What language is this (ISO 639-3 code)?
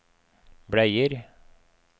nor